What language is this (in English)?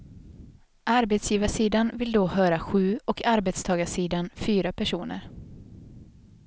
Swedish